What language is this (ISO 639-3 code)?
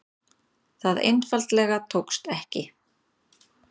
isl